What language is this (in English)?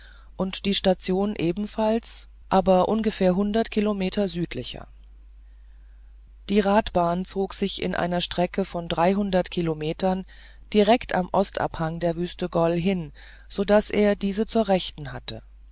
German